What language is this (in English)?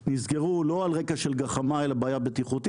Hebrew